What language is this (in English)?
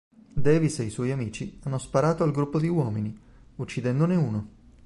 Italian